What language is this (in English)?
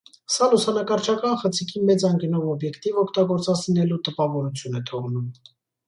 Armenian